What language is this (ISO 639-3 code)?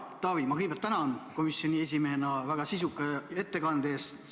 est